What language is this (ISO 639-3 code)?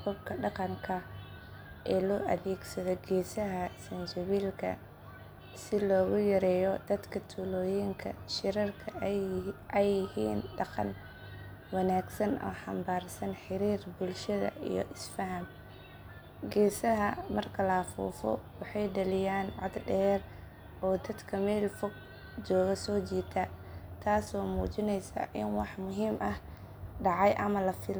som